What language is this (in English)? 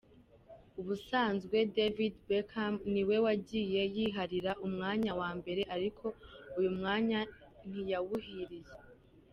Kinyarwanda